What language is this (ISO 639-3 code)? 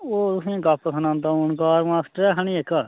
doi